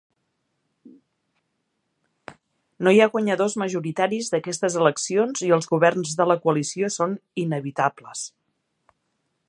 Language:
Catalan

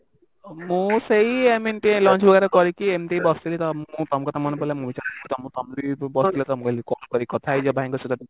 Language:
Odia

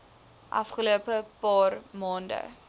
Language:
Afrikaans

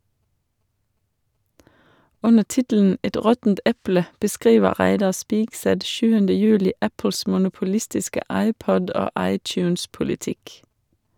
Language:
Norwegian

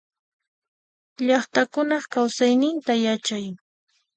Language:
Puno Quechua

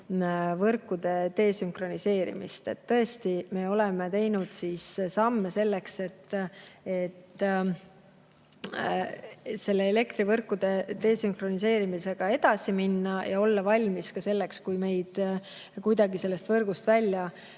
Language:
Estonian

